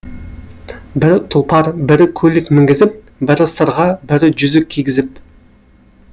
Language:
Kazakh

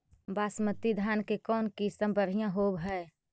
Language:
Magahi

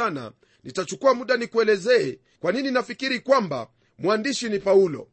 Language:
Swahili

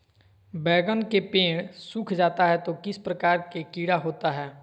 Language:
Magahi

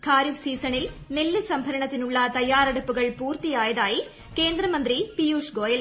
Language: Malayalam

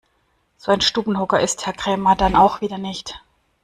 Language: German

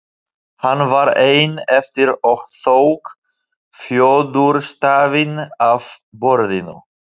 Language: Icelandic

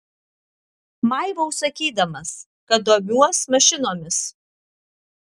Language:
Lithuanian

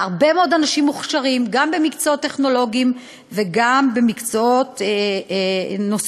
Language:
Hebrew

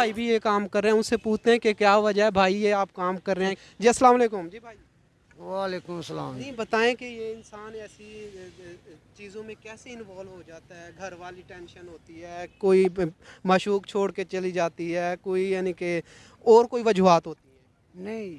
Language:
Urdu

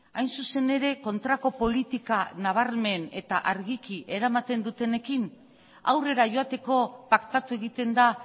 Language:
Basque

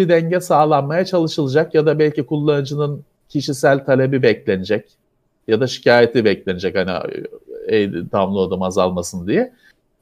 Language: Turkish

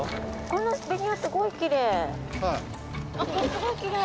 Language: Japanese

